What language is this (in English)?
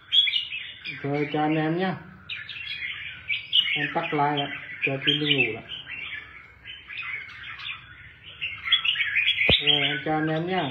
Vietnamese